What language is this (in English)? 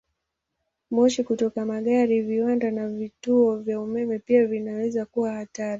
Swahili